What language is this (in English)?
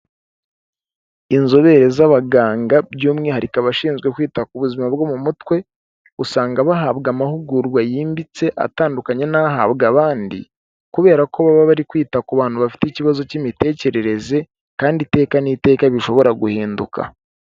Kinyarwanda